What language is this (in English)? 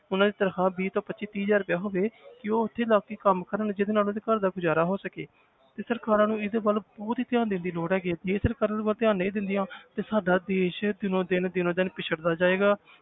Punjabi